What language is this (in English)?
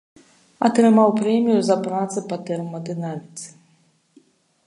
Belarusian